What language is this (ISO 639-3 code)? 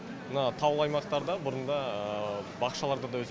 kaz